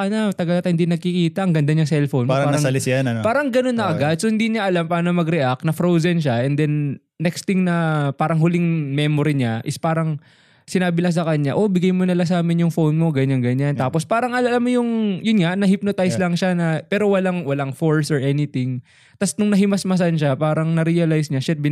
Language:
Filipino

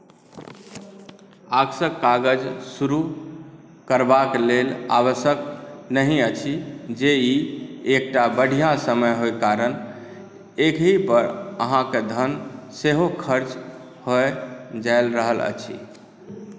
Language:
Maithili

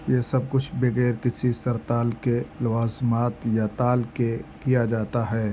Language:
Urdu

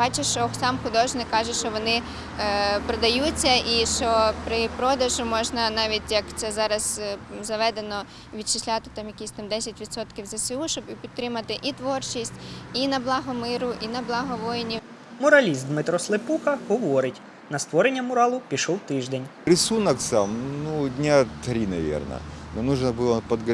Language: Ukrainian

